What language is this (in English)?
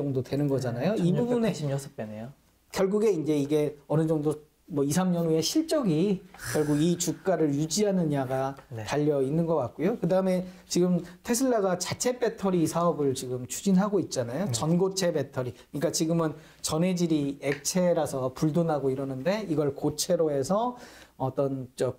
Korean